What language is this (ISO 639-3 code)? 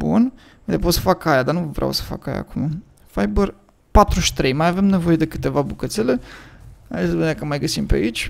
ron